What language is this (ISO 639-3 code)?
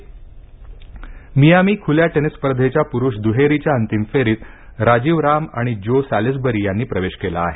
mar